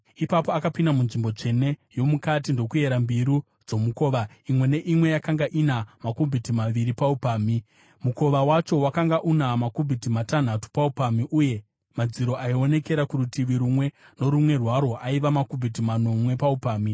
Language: Shona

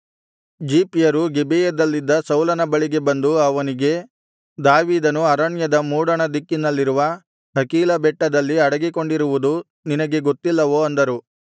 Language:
Kannada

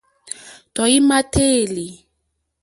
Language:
Mokpwe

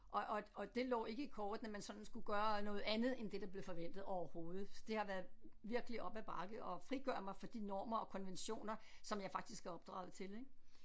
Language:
Danish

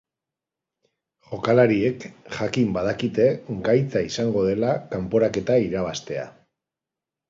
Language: Basque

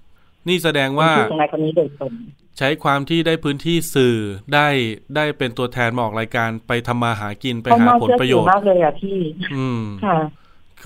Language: Thai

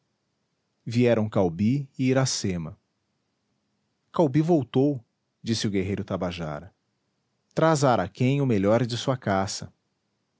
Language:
Portuguese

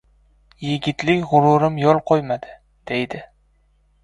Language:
Uzbek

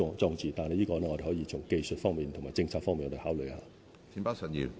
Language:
Cantonese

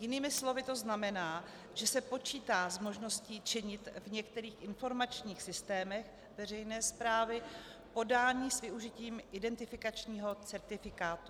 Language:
Czech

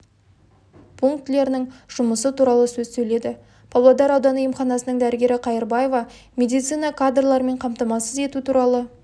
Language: Kazakh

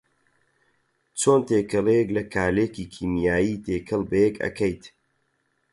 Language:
Central Kurdish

